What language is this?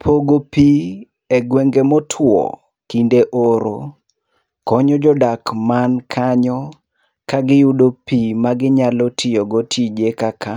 Luo (Kenya and Tanzania)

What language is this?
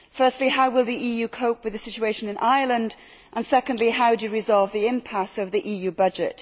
English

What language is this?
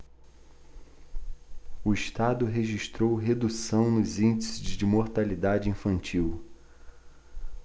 Portuguese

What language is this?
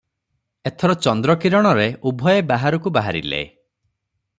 Odia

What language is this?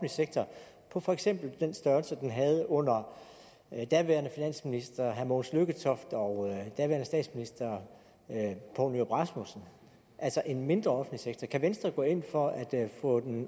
Danish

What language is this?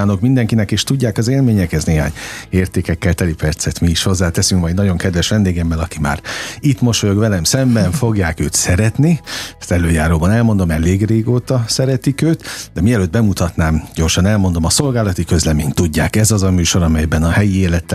Hungarian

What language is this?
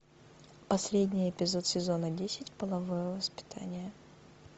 Russian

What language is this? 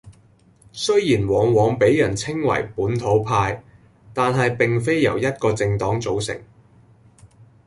Cantonese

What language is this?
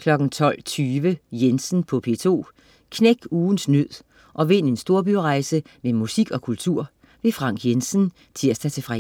Danish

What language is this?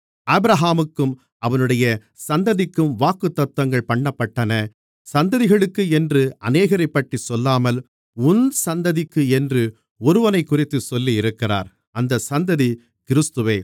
Tamil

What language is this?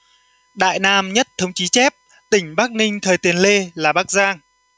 Vietnamese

